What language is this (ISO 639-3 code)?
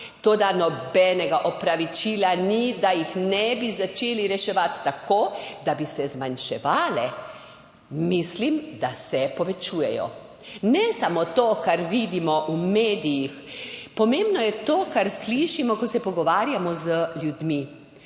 slv